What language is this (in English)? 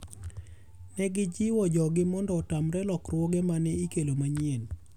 Luo (Kenya and Tanzania)